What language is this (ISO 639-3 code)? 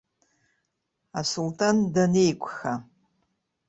abk